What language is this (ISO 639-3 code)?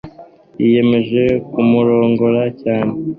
kin